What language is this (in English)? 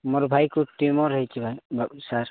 Odia